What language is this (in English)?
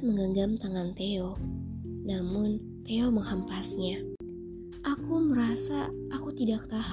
Indonesian